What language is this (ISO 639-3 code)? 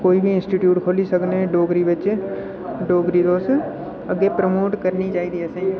doi